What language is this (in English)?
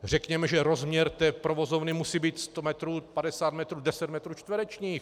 Czech